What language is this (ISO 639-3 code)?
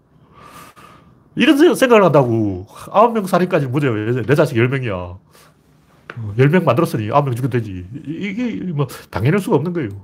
kor